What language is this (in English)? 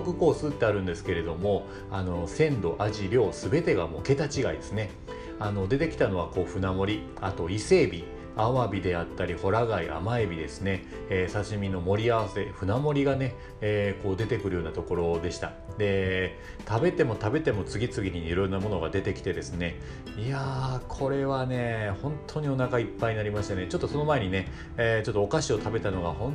Japanese